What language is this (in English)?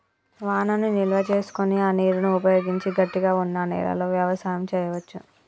Telugu